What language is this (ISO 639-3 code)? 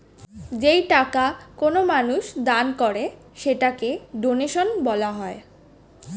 ben